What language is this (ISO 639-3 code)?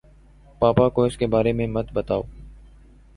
urd